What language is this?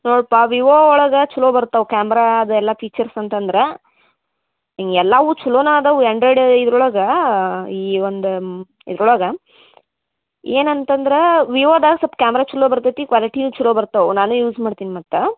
Kannada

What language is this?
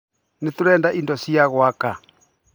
Kikuyu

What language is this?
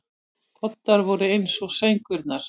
Icelandic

